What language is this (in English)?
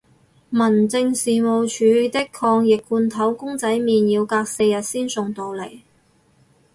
Cantonese